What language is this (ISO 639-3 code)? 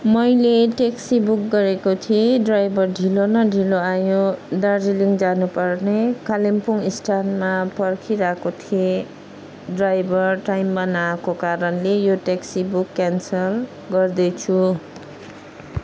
nep